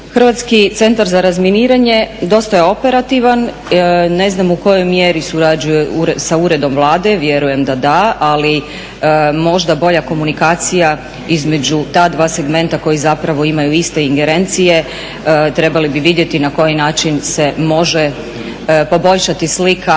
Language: Croatian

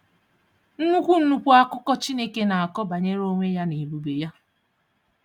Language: Igbo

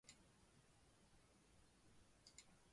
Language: Chinese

